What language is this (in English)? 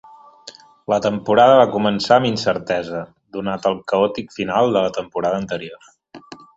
Catalan